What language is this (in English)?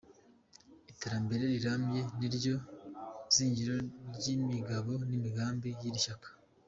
Kinyarwanda